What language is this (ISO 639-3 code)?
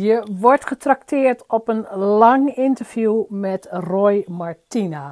nld